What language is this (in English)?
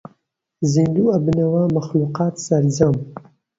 Central Kurdish